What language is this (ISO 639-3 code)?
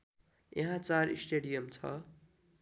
nep